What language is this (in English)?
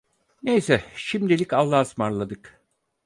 Turkish